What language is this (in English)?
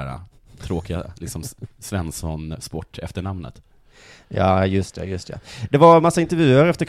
Swedish